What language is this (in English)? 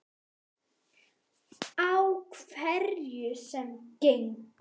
Icelandic